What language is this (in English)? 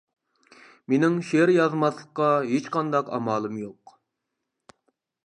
Uyghur